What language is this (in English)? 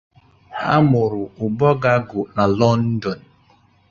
Igbo